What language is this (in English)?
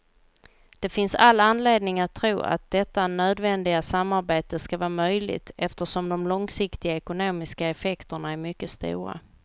Swedish